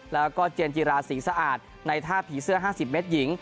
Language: Thai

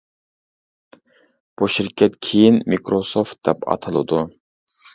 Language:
Uyghur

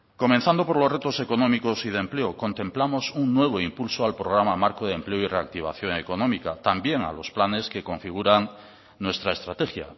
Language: Spanish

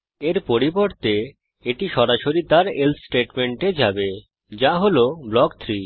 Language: Bangla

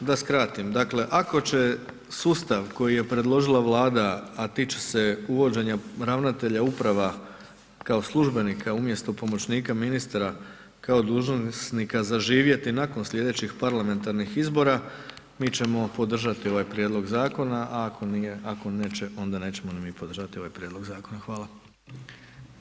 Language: Croatian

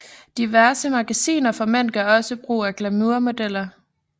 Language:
Danish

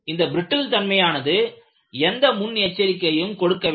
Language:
Tamil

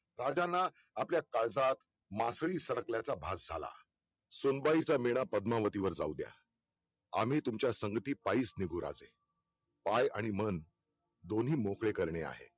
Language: Marathi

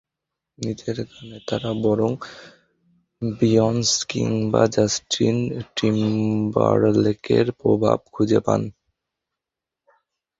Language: Bangla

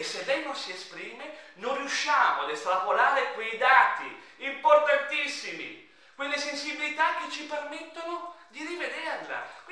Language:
Italian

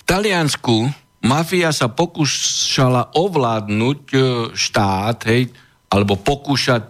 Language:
Slovak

